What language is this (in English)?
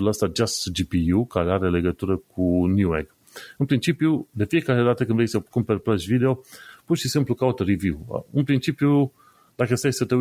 Romanian